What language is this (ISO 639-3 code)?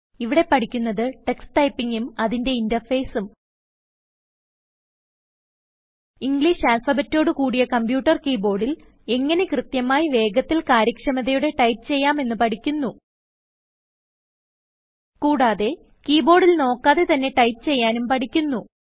mal